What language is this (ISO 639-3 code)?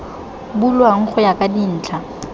tsn